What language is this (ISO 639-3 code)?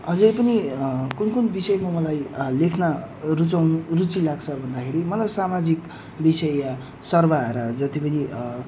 nep